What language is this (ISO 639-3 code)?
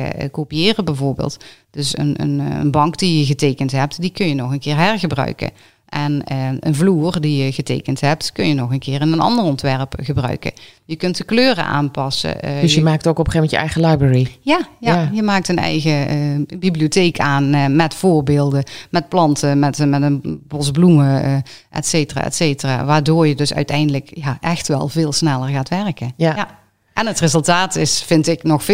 nld